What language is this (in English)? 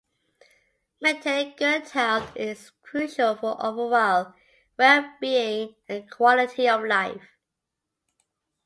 English